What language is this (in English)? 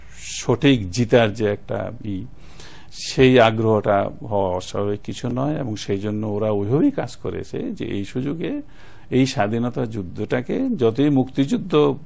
Bangla